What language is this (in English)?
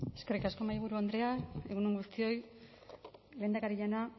Basque